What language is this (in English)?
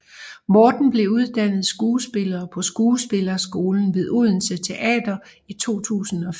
Danish